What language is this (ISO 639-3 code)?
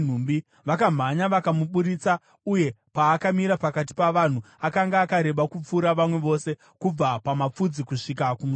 sna